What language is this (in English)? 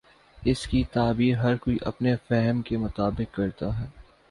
Urdu